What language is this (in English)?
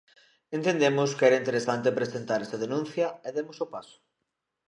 Galician